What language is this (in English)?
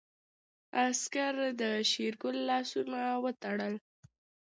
Pashto